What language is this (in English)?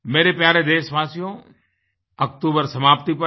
Hindi